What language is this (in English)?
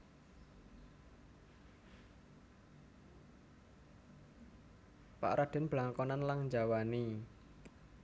Javanese